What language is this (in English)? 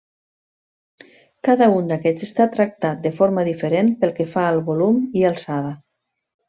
Catalan